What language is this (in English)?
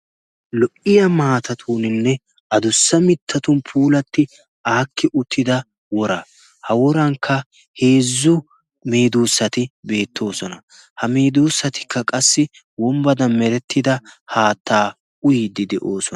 Wolaytta